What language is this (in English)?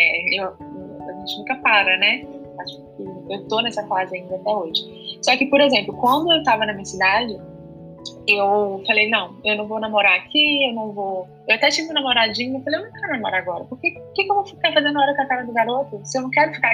Portuguese